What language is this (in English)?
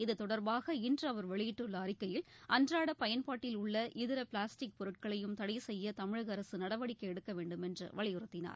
Tamil